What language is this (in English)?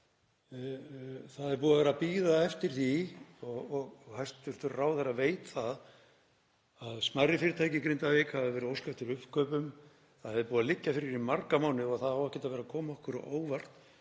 Icelandic